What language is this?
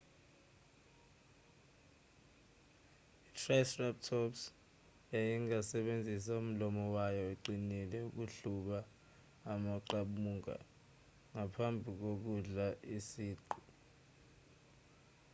Zulu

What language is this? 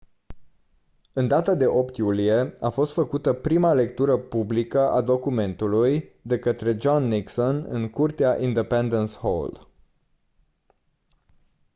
Romanian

